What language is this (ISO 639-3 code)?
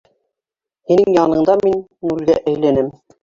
bak